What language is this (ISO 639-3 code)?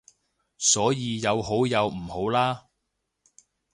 yue